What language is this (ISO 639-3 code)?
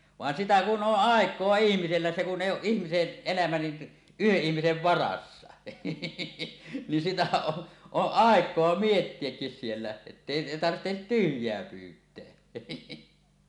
fin